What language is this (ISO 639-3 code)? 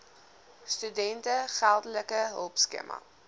afr